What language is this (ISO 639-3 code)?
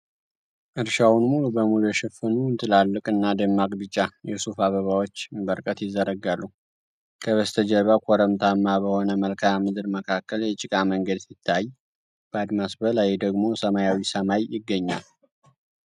amh